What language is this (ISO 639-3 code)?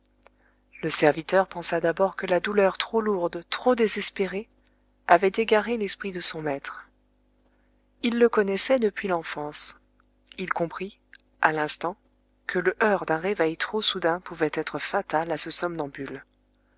fra